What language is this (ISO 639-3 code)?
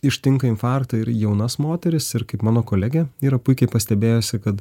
lit